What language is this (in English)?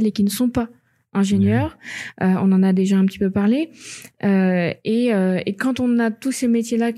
French